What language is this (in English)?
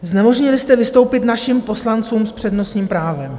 Czech